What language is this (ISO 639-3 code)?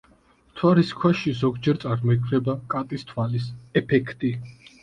kat